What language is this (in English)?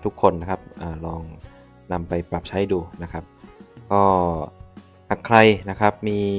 Thai